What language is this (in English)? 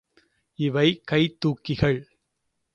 Tamil